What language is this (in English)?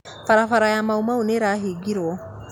Kikuyu